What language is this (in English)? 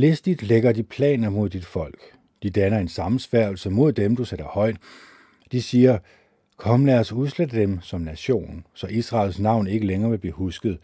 Danish